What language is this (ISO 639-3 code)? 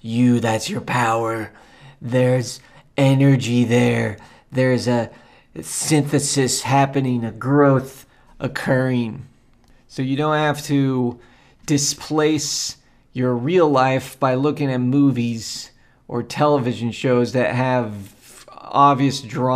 eng